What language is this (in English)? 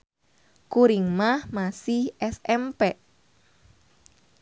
Sundanese